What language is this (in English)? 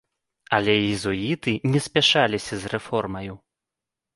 Belarusian